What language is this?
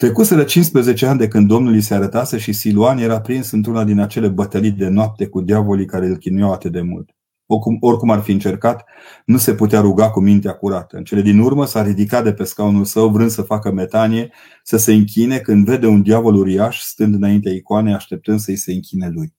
Romanian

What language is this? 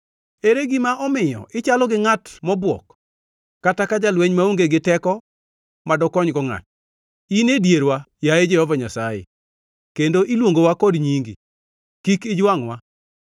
Luo (Kenya and Tanzania)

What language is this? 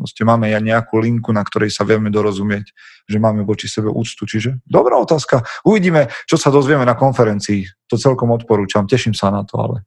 Slovak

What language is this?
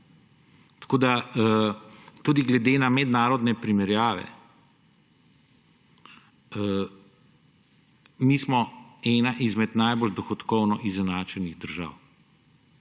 Slovenian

